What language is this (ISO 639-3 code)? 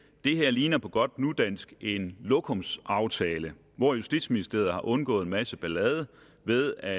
dan